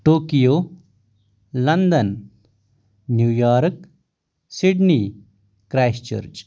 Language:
Kashmiri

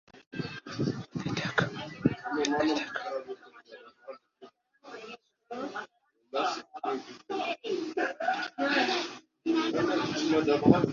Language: Arabic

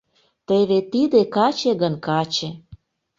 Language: Mari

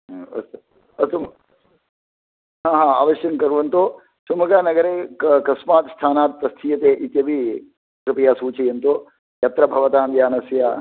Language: Sanskrit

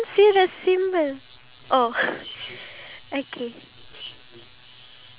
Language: English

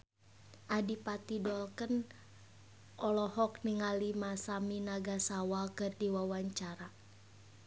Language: Sundanese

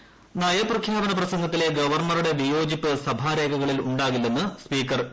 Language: Malayalam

